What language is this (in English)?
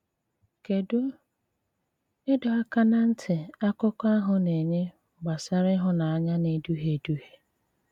Igbo